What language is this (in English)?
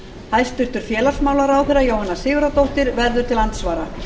Icelandic